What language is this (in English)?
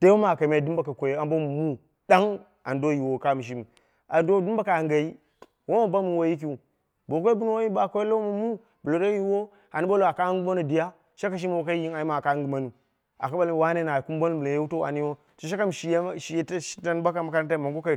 Dera (Nigeria)